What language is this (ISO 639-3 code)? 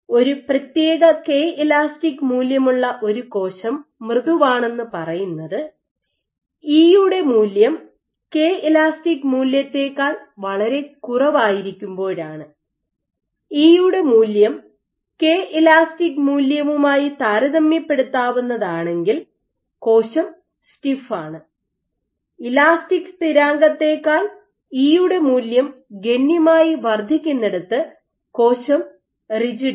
mal